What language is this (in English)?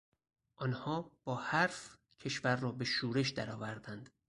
Persian